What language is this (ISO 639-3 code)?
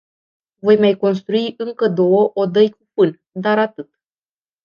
ron